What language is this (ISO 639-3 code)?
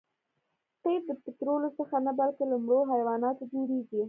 pus